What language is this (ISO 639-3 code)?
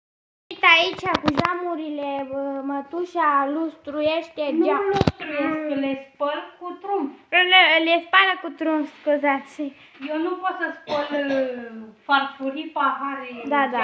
ron